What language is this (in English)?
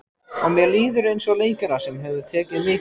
Icelandic